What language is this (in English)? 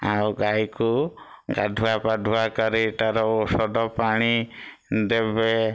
Odia